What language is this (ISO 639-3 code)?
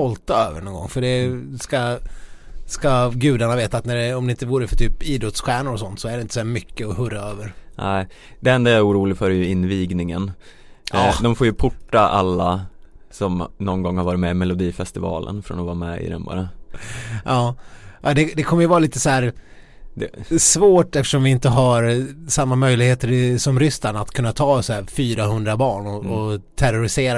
swe